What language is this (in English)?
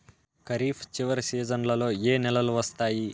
Telugu